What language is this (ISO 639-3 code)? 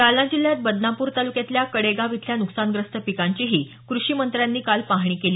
mar